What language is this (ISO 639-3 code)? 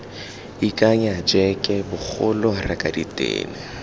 tsn